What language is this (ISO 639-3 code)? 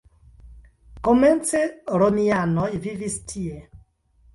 epo